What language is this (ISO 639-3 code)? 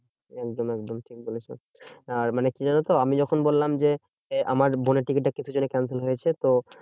ben